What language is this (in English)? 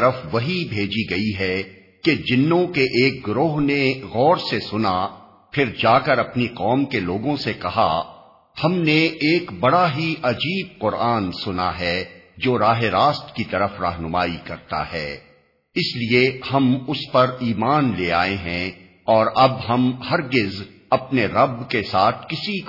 Urdu